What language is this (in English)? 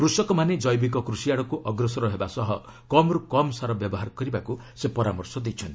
Odia